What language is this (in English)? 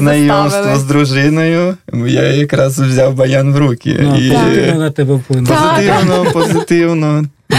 Russian